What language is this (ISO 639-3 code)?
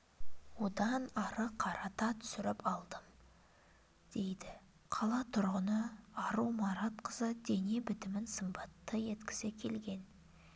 kaz